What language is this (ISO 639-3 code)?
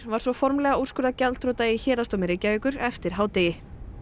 isl